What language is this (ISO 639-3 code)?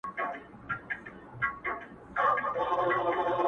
pus